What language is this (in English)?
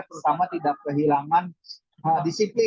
Indonesian